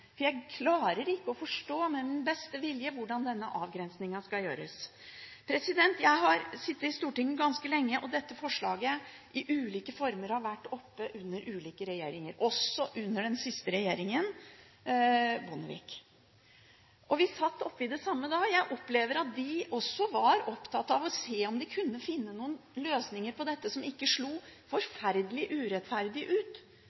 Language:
Norwegian Bokmål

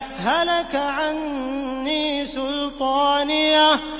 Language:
Arabic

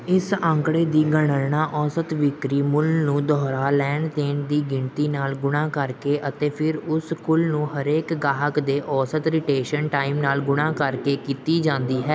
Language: Punjabi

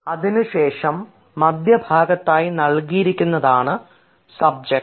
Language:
Malayalam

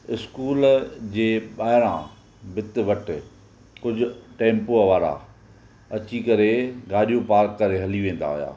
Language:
Sindhi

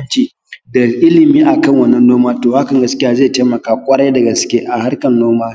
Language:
Hausa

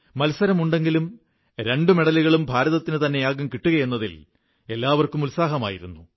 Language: Malayalam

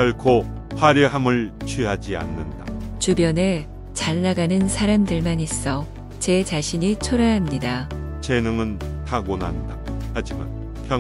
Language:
Korean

